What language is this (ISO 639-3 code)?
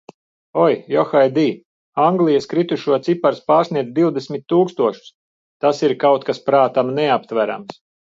lav